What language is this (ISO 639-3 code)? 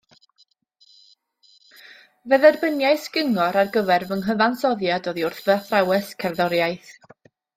cym